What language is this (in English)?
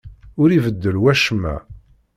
Kabyle